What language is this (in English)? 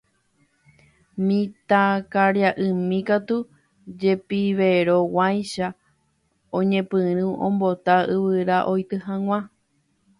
Guarani